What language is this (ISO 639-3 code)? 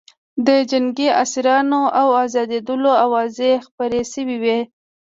pus